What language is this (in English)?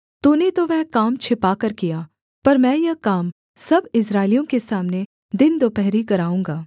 Hindi